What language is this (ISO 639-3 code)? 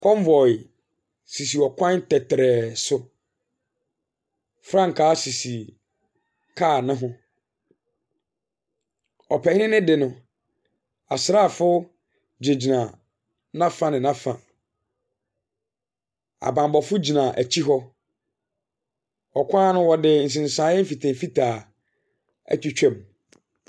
aka